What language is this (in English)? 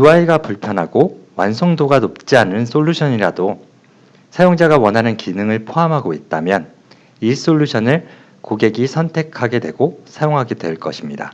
Korean